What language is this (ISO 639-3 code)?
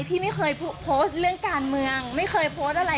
tha